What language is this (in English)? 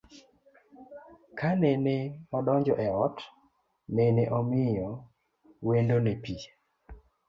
Luo (Kenya and Tanzania)